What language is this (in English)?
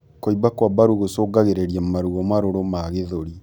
Kikuyu